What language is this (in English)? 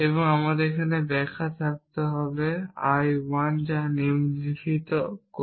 Bangla